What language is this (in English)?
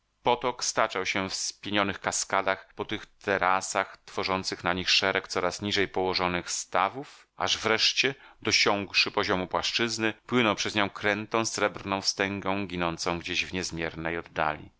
Polish